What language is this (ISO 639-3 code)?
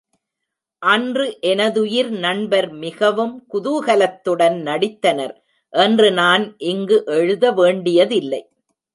tam